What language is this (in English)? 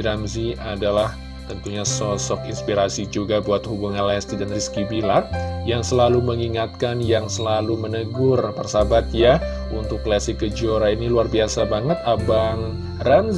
Indonesian